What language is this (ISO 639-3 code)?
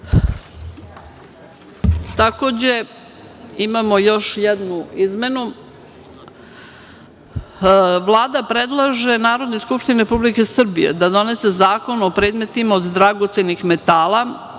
srp